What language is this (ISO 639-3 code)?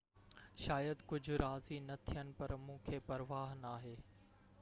snd